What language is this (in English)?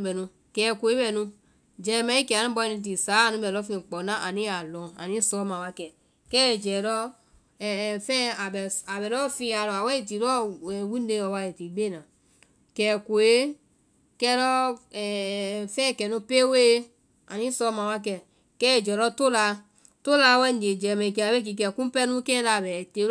Vai